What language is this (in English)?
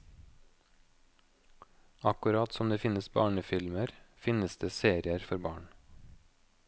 Norwegian